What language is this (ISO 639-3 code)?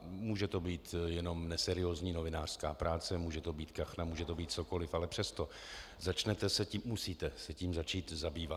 ces